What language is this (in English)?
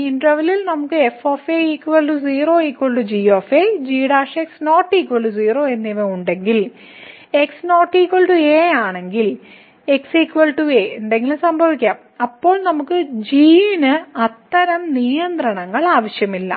Malayalam